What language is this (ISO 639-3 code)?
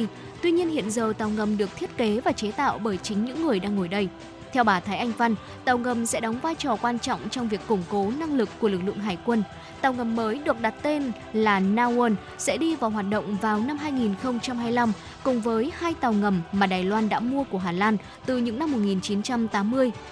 vie